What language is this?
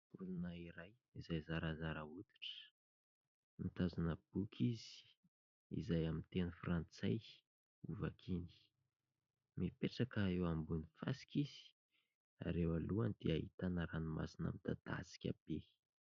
Malagasy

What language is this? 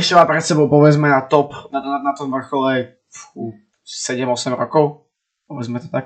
Slovak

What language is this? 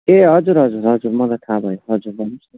Nepali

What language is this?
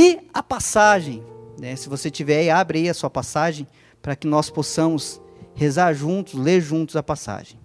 Portuguese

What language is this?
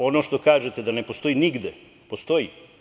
Serbian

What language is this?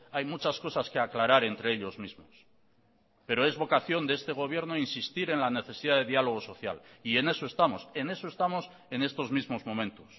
Spanish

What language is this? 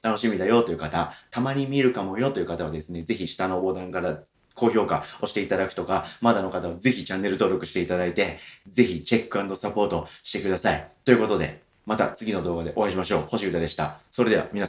Japanese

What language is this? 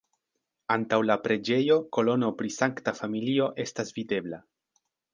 Esperanto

